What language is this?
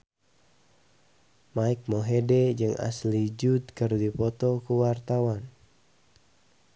Sundanese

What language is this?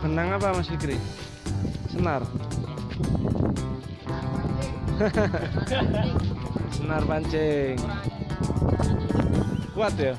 Indonesian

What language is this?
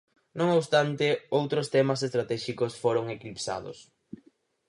Galician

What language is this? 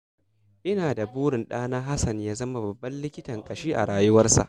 Hausa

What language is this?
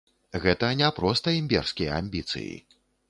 Belarusian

